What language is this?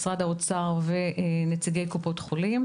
Hebrew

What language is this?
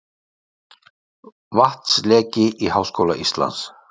Icelandic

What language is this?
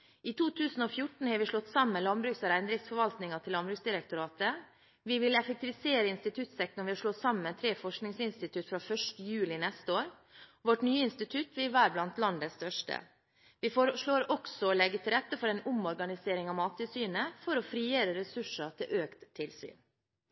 Norwegian Bokmål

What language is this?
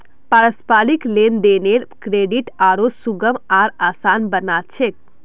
Magahi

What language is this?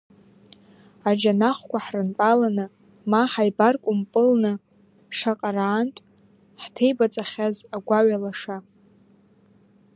Abkhazian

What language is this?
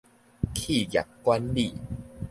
Min Nan Chinese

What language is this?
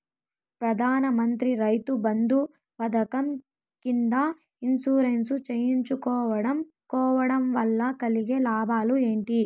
Telugu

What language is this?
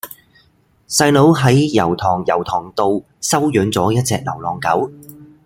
Cantonese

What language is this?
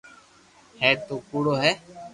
Loarki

